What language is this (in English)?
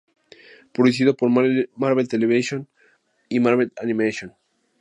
Spanish